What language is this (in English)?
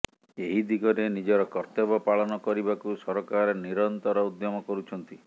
Odia